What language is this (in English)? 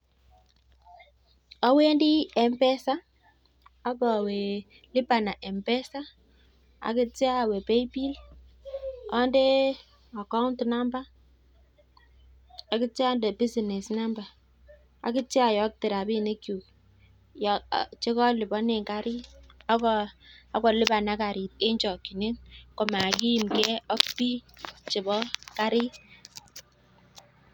Kalenjin